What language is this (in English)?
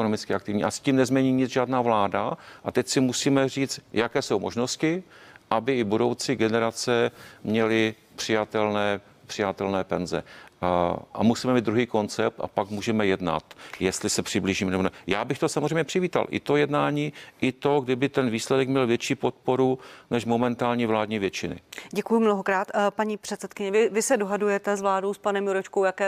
Czech